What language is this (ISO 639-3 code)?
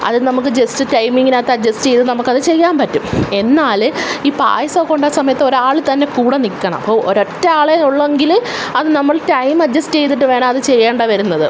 mal